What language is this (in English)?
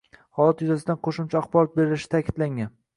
Uzbek